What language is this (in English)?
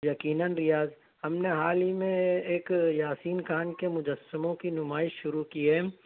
Urdu